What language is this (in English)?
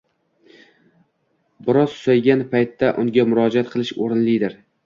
Uzbek